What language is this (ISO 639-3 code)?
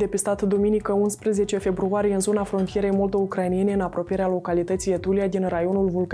ron